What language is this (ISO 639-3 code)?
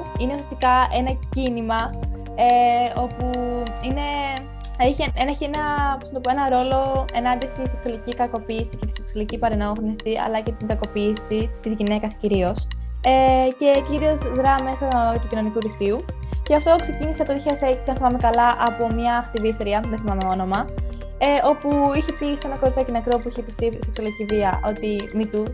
ell